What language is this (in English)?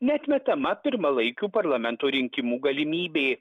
Lithuanian